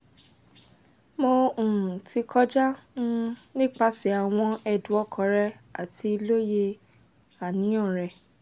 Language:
Yoruba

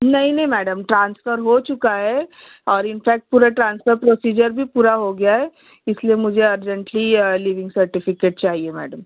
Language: Urdu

